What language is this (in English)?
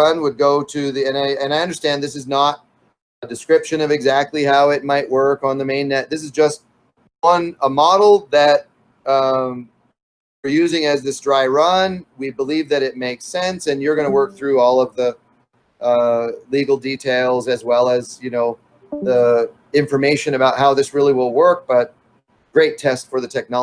English